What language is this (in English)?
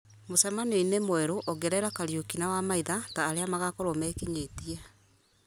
Kikuyu